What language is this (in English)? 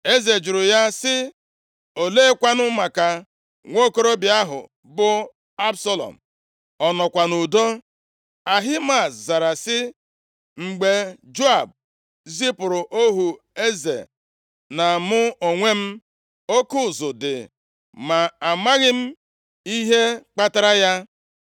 Igbo